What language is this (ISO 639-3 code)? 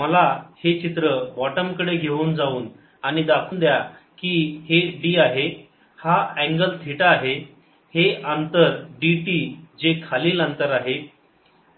mar